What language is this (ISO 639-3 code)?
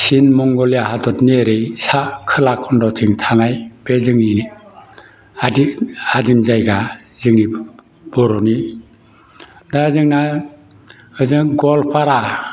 brx